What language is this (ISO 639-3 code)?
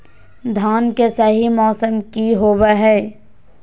mag